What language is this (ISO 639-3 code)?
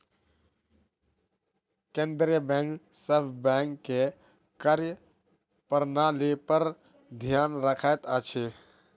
mai